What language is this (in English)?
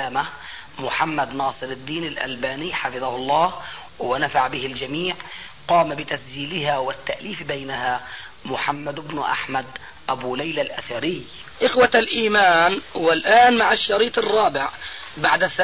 Arabic